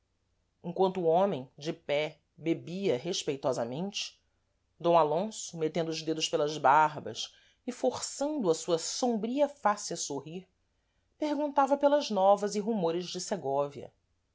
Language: Portuguese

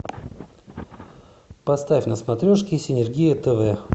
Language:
Russian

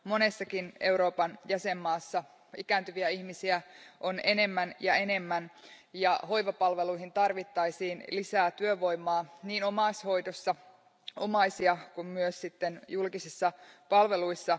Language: Finnish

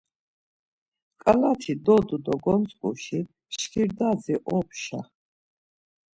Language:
Laz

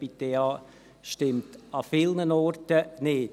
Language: Swiss German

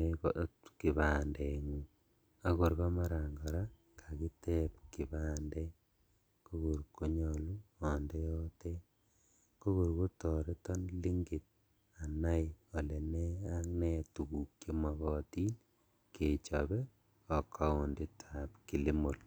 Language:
Kalenjin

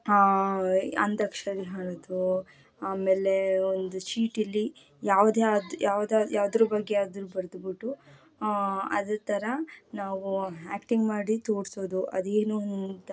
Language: Kannada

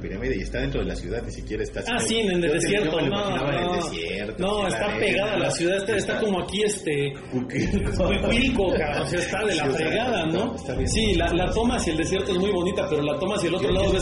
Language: Spanish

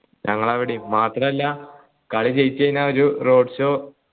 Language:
Malayalam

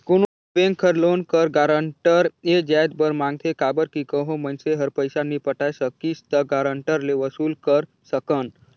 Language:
Chhattisgarhi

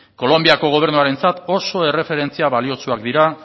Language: Basque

